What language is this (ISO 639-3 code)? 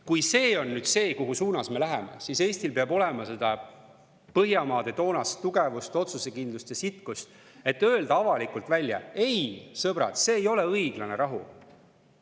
est